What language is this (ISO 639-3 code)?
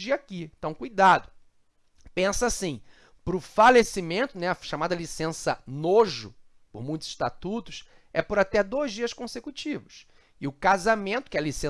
por